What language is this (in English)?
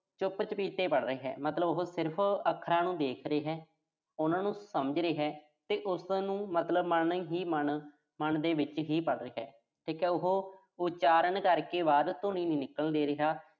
Punjabi